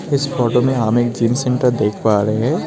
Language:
Hindi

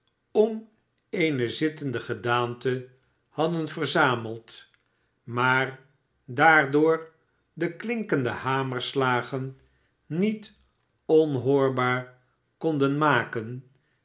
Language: Dutch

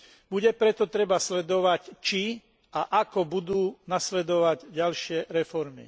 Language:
Slovak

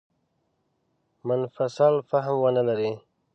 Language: Pashto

